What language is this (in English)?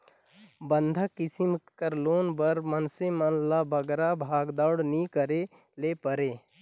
Chhattisgarhi